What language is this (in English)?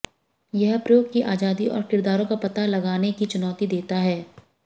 Hindi